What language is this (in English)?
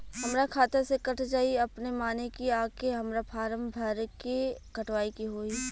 Bhojpuri